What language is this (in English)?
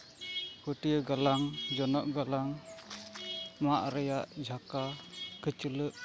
Santali